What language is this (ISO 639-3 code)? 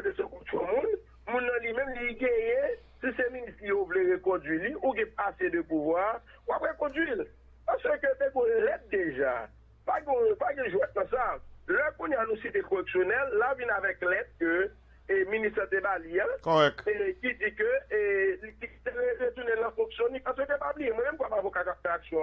fra